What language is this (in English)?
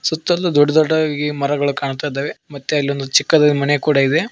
Kannada